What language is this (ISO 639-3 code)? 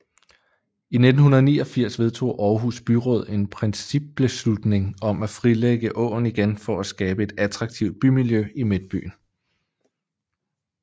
dan